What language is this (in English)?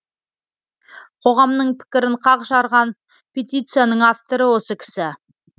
Kazakh